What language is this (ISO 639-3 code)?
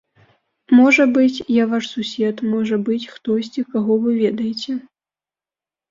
bel